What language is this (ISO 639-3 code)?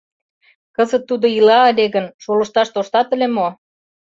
chm